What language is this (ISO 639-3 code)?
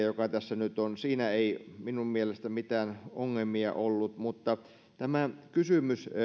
fin